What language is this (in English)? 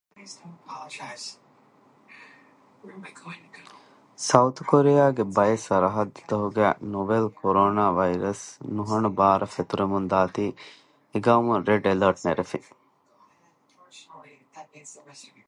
Divehi